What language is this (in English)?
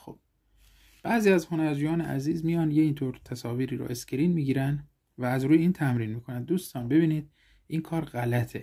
Persian